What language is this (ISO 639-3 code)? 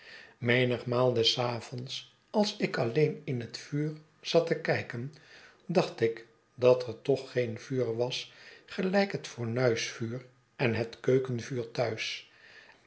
nld